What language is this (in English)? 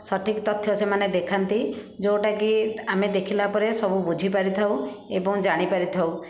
Odia